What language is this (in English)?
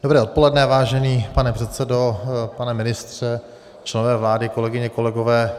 Czech